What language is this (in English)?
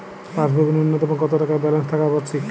Bangla